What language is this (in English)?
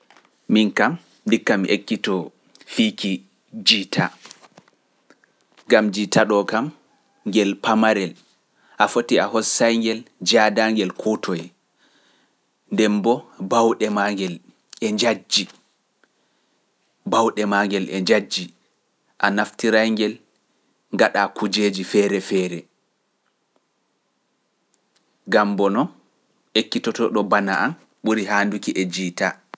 Pular